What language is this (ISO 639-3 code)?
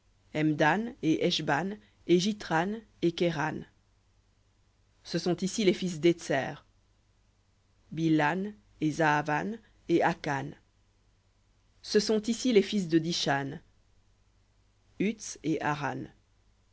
fra